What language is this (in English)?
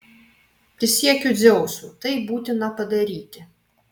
Lithuanian